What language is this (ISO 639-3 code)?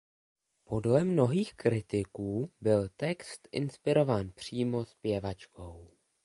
ces